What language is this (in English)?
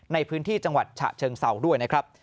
Thai